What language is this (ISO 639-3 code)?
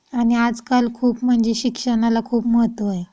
mar